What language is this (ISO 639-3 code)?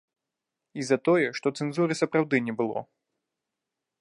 bel